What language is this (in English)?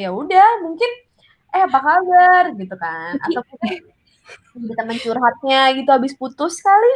Indonesian